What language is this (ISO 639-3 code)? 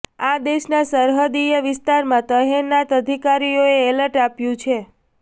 guj